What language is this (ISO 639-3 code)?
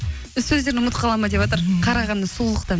kaz